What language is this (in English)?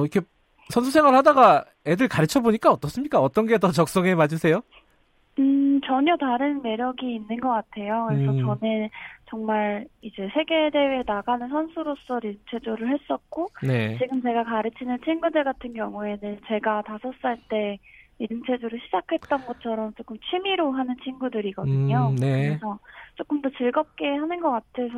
Korean